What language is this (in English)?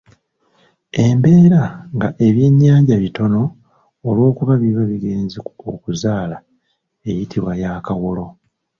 Ganda